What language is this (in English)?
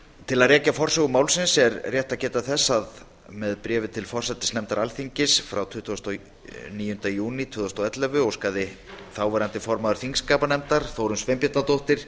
Icelandic